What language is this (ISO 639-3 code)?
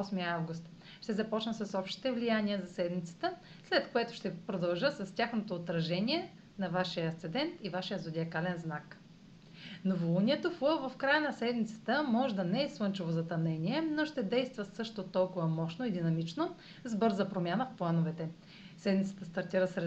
bul